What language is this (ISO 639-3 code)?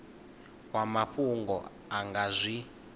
ven